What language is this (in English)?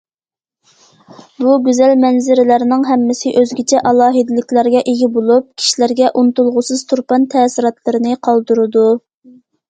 Uyghur